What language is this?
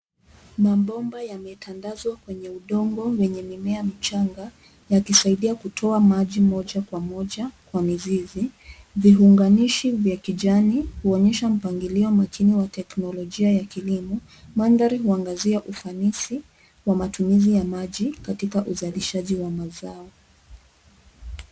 Swahili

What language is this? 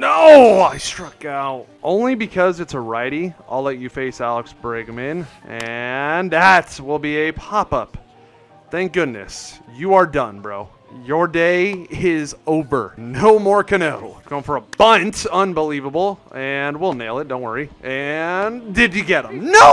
English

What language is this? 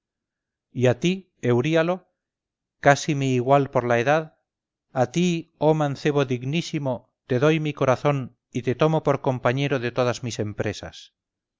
Spanish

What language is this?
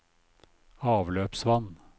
Norwegian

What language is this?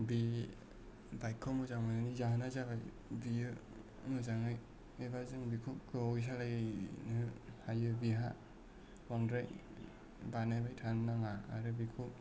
Bodo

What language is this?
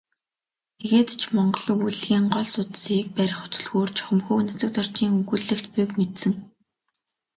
Mongolian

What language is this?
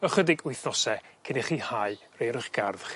Welsh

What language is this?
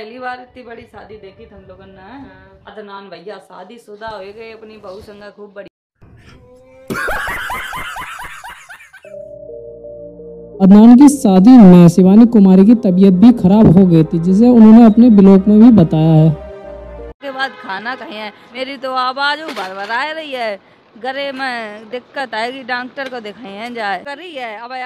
Hindi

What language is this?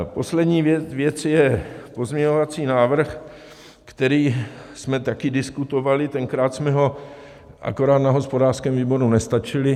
Czech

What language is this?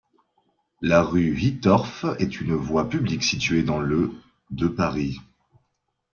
French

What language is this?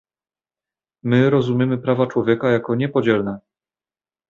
Polish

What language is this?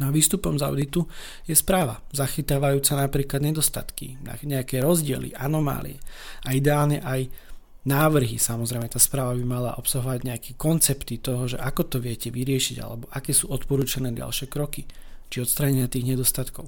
Slovak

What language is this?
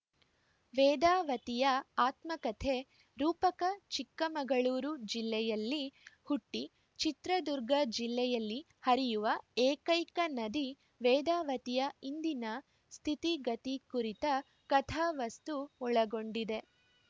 Kannada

